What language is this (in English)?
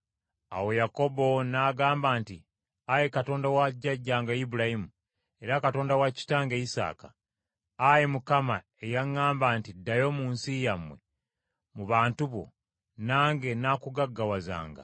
Ganda